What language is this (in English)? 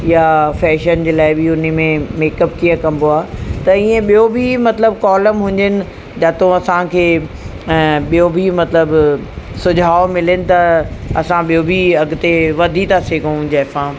Sindhi